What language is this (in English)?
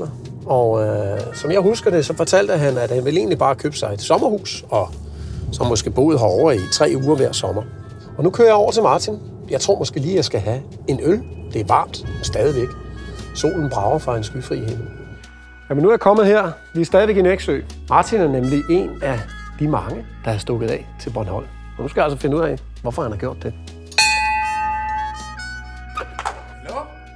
Danish